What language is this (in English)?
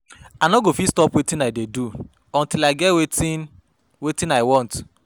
Nigerian Pidgin